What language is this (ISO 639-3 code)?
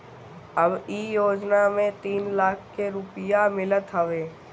bho